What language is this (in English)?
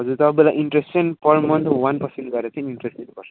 Nepali